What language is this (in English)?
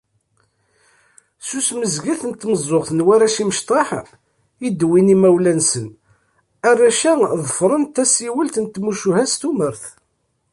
Kabyle